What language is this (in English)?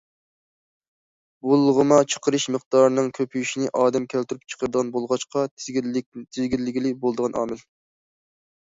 Uyghur